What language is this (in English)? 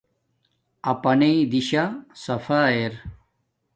Domaaki